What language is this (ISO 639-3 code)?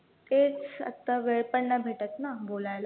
mar